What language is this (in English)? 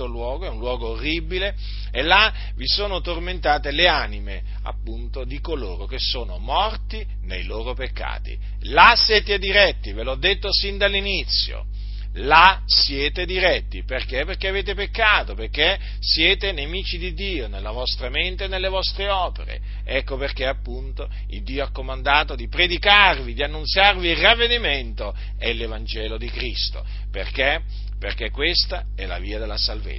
Italian